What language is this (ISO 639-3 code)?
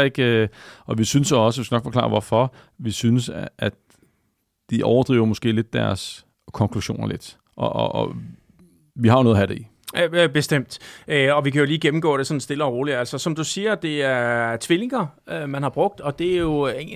dan